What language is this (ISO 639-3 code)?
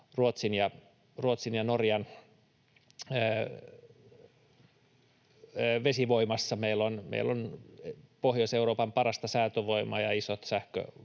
fin